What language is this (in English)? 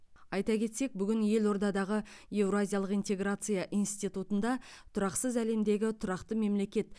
Kazakh